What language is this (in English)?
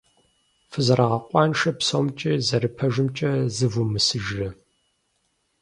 Kabardian